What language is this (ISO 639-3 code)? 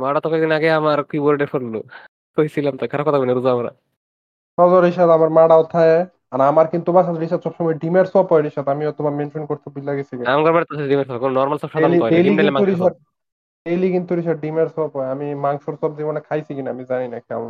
ben